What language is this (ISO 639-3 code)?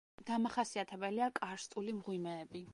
kat